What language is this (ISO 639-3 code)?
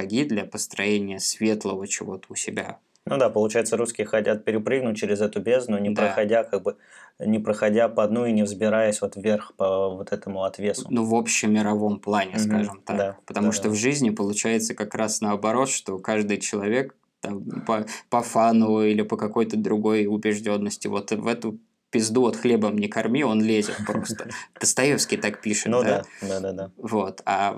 rus